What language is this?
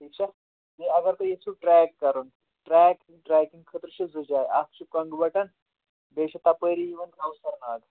Kashmiri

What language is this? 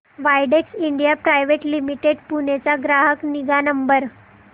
Marathi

